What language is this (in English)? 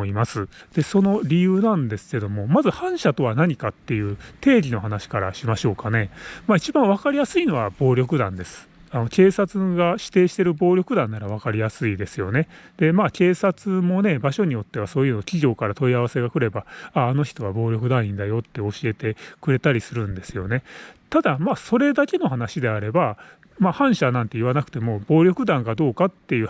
Japanese